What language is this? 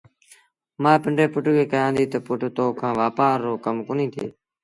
Sindhi Bhil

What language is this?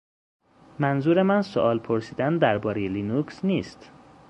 Persian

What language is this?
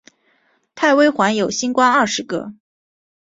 Chinese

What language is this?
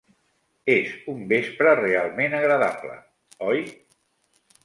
Catalan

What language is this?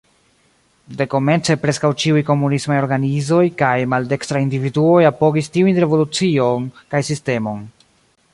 Esperanto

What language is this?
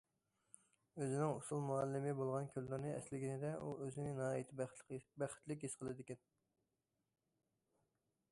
Uyghur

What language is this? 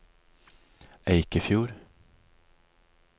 Norwegian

